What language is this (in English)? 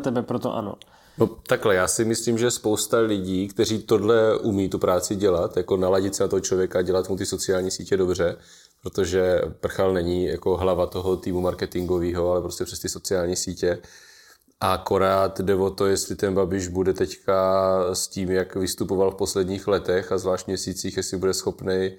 Czech